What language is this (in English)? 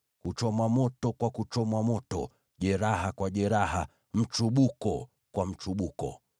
Swahili